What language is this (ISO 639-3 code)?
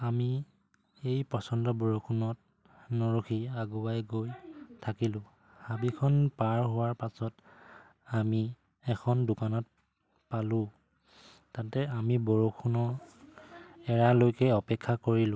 asm